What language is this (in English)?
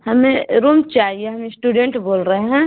Urdu